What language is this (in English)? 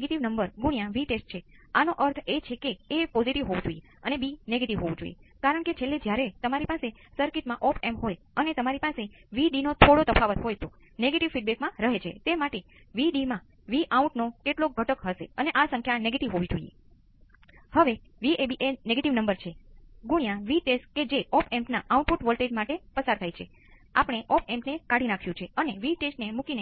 Gujarati